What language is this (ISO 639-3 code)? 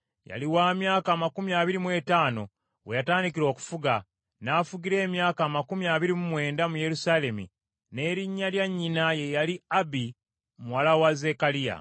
lug